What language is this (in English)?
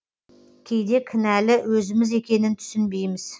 Kazakh